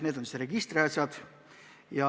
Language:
Estonian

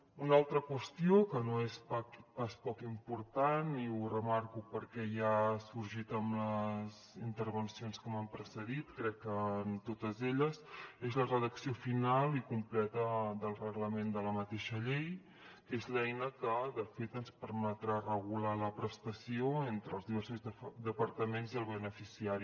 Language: Catalan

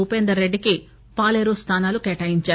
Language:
Telugu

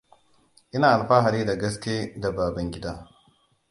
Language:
Hausa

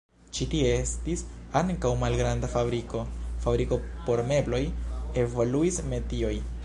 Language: Esperanto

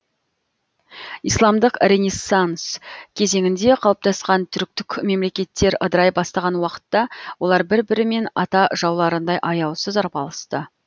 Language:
Kazakh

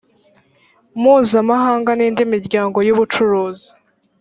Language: Kinyarwanda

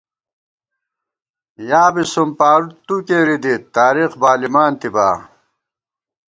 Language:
Gawar-Bati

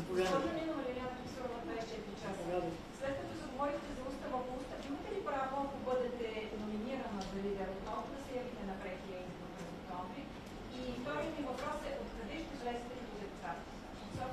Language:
Bulgarian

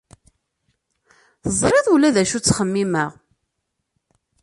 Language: Kabyle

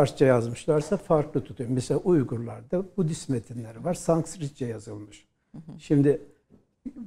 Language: Turkish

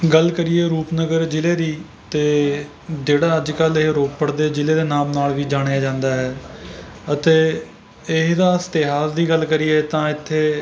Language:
Punjabi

